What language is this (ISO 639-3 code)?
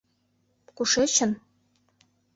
chm